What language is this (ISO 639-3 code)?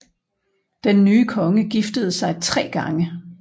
dan